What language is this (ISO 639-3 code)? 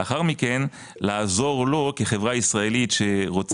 heb